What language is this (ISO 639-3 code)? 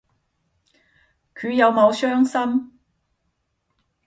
yue